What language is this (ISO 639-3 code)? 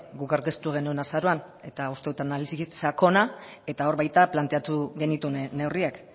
eus